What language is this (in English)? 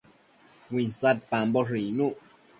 Matsés